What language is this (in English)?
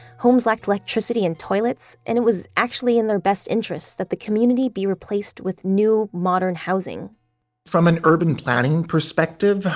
English